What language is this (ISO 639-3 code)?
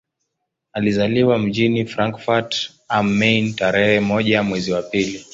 swa